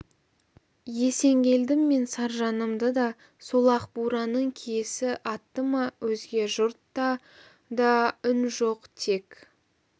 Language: Kazakh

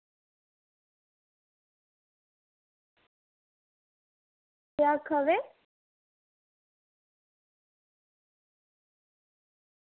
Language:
Dogri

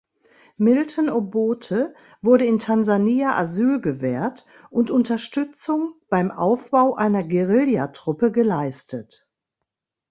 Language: German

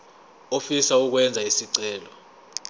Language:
Zulu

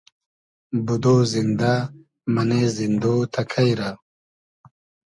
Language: Hazaragi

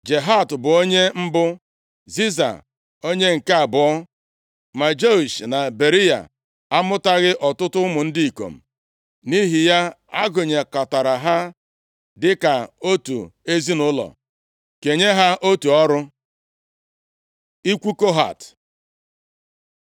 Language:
Igbo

